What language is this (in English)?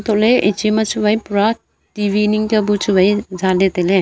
Wancho Naga